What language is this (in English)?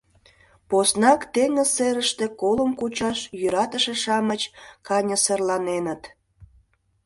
Mari